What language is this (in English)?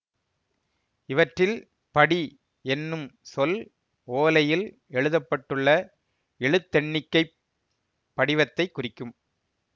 Tamil